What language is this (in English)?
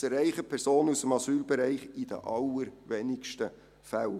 Swiss German